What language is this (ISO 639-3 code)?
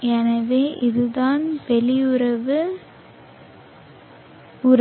tam